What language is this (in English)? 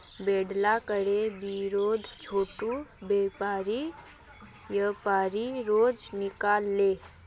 Magahi